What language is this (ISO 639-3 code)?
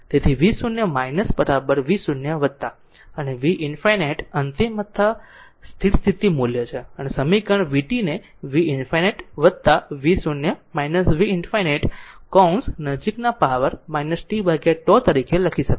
guj